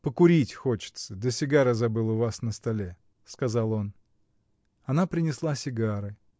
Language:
Russian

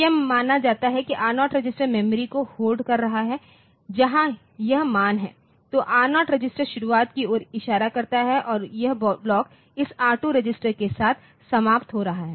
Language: Hindi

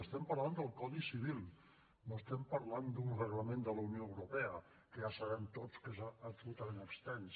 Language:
Catalan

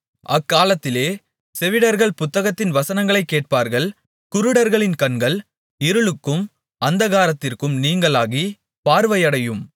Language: Tamil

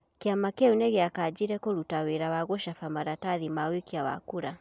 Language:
Kikuyu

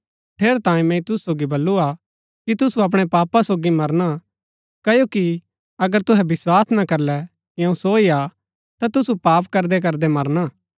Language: Gaddi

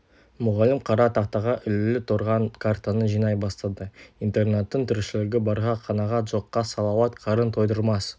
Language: Kazakh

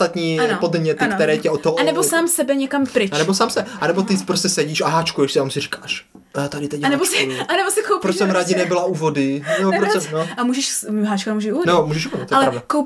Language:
Czech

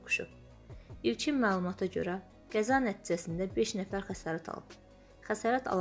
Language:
Turkish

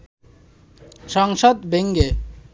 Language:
Bangla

